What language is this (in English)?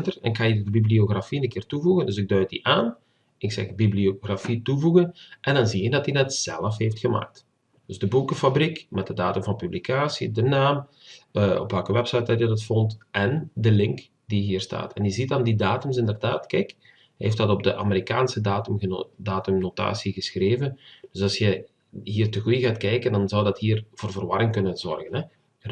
Dutch